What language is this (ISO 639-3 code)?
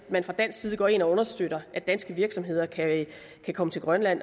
dan